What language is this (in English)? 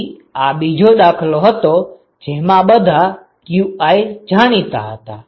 Gujarati